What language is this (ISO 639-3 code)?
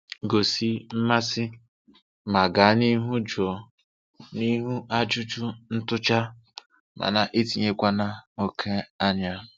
ibo